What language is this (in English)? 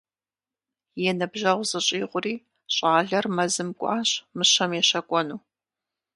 Kabardian